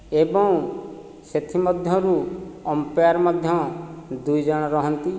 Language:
Odia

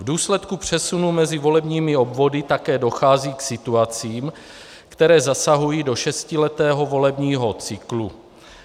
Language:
Czech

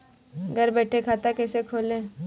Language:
Hindi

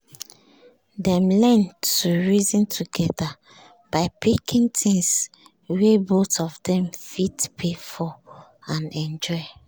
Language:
Nigerian Pidgin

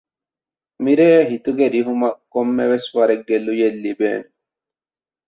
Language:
Divehi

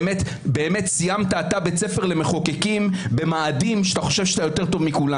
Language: Hebrew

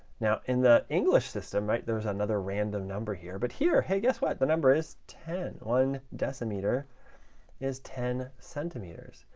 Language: English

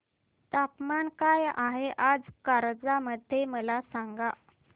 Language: Marathi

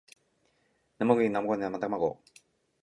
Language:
Japanese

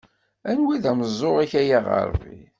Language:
Kabyle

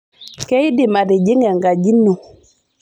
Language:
Masai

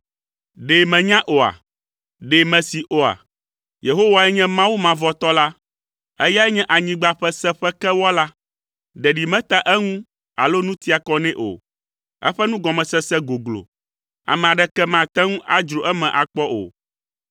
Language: Ewe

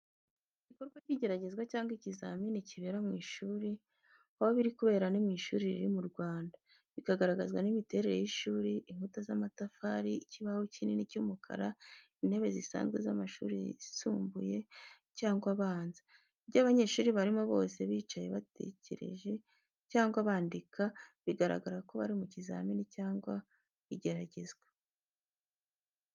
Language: Kinyarwanda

